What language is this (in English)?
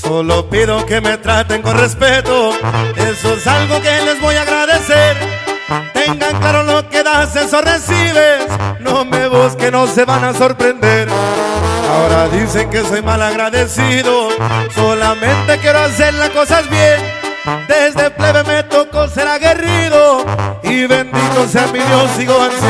Spanish